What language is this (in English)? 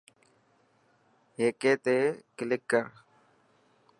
Dhatki